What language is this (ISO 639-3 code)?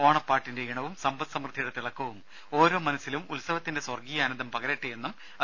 mal